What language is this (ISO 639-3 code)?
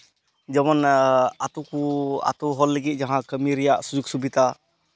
sat